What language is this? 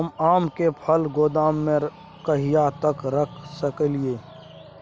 Maithili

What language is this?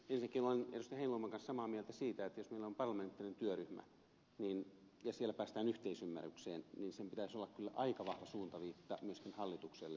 Finnish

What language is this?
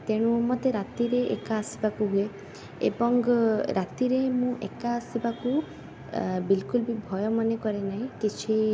Odia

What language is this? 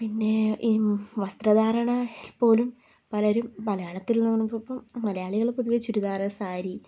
Malayalam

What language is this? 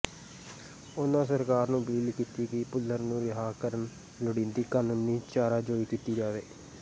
Punjabi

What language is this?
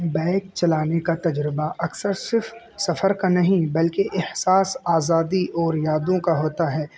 Urdu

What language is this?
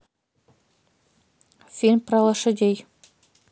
Russian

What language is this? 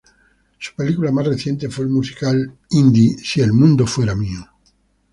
Spanish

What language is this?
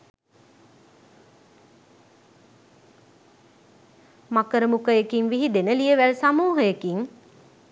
Sinhala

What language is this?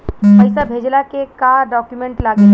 Bhojpuri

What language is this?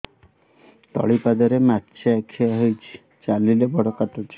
Odia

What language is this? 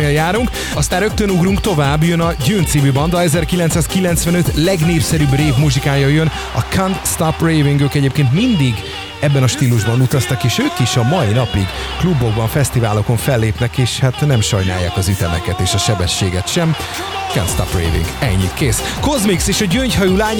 Hungarian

